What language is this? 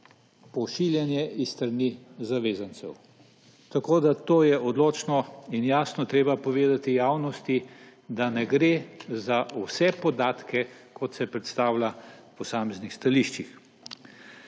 Slovenian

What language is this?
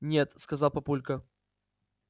Russian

